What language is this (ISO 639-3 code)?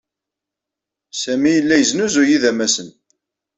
kab